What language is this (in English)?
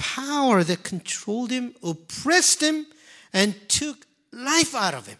English